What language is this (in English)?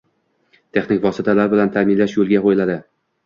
Uzbek